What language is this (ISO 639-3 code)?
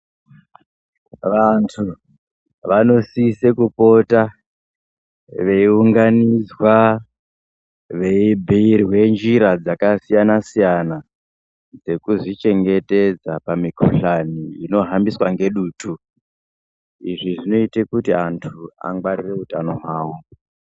ndc